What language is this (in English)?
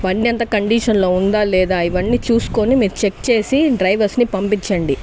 Telugu